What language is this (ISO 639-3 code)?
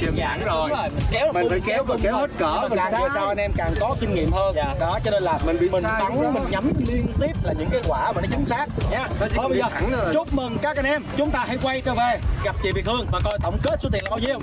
vie